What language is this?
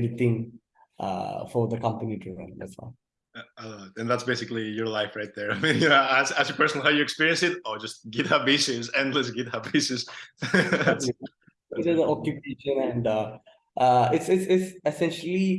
English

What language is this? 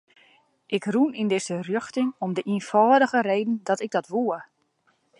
Western Frisian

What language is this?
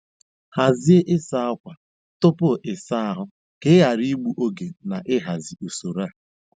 Igbo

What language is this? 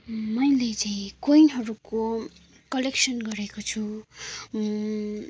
Nepali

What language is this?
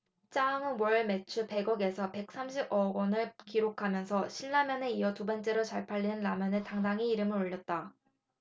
Korean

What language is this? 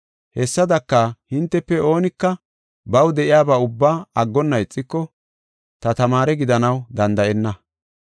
Gofa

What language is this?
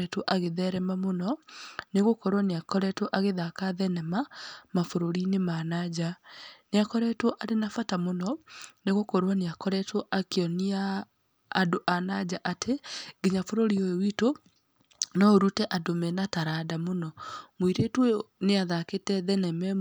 Kikuyu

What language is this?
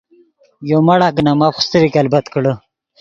Yidgha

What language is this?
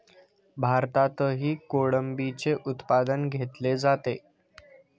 Marathi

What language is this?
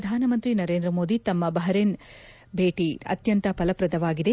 Kannada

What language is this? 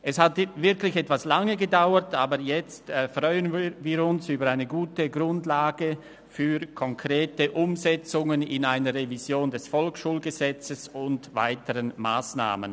Swiss German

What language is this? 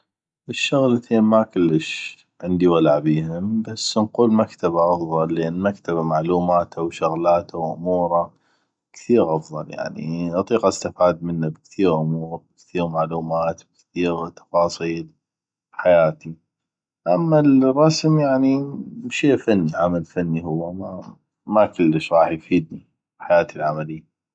North Mesopotamian Arabic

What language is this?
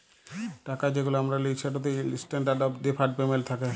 Bangla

